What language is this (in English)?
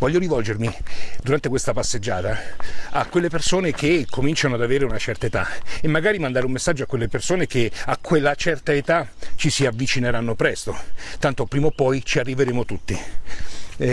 Italian